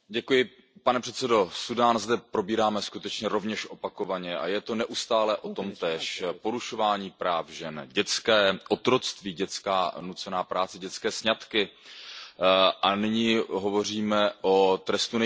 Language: Czech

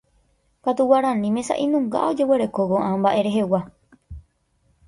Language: Guarani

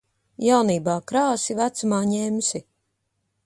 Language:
Latvian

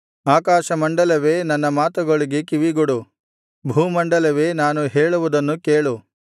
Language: Kannada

